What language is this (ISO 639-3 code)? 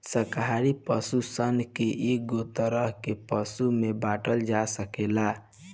bho